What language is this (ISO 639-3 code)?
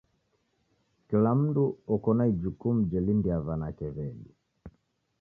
dav